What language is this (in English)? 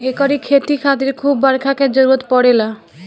Bhojpuri